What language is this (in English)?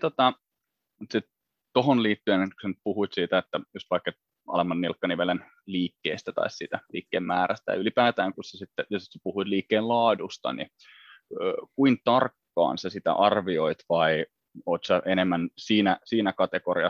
Finnish